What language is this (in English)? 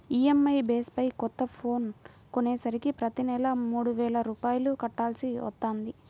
Telugu